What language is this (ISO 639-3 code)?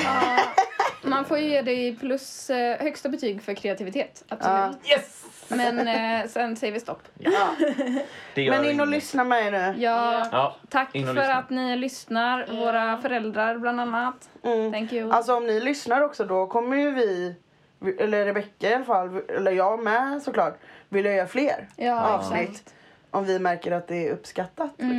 swe